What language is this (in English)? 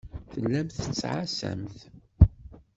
Kabyle